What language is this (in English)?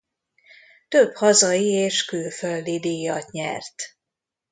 Hungarian